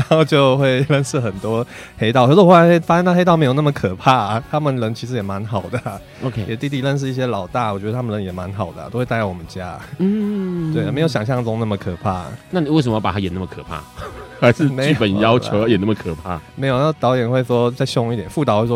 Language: Chinese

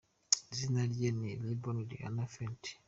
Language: Kinyarwanda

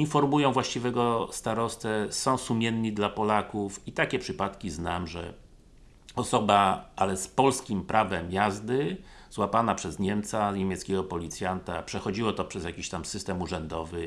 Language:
Polish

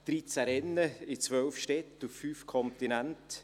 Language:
Swiss German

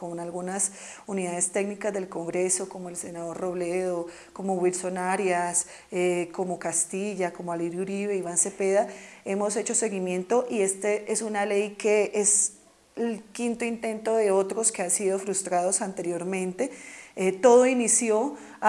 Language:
Spanish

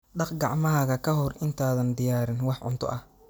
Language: Somali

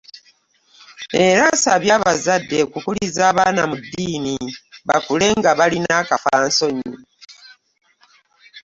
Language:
Ganda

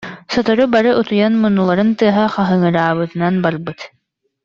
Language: Yakut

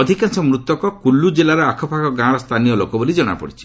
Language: Odia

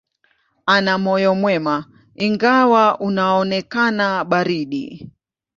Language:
Swahili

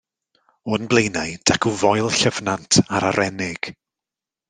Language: Welsh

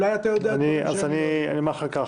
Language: Hebrew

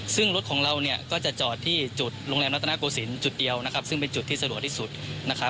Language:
Thai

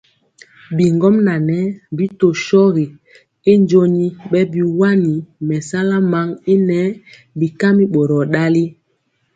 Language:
Mpiemo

